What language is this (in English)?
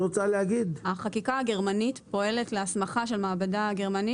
Hebrew